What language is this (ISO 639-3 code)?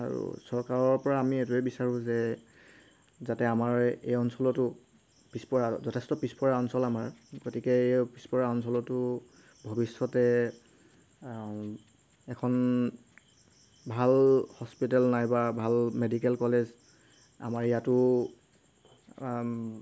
asm